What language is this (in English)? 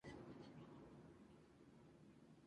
Spanish